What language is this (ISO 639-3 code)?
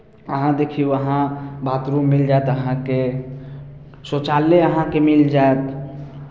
mai